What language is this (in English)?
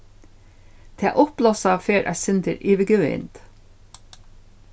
Faroese